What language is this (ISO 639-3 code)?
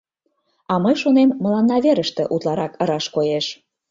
chm